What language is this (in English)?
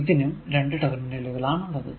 Malayalam